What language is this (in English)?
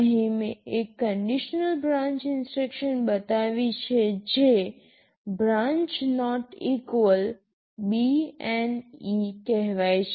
Gujarati